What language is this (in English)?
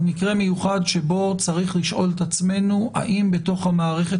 Hebrew